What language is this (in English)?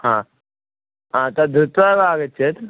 Sanskrit